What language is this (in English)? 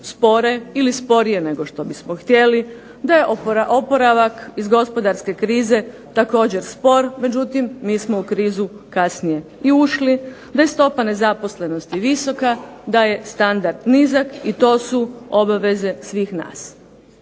Croatian